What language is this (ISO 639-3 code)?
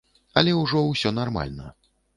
bel